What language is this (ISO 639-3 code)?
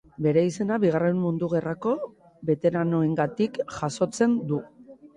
eus